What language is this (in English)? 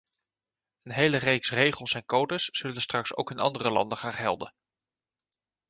Dutch